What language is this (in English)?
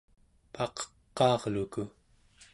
Central Yupik